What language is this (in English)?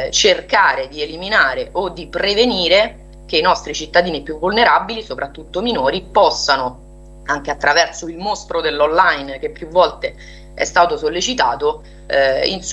Italian